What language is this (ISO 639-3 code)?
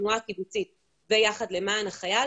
heb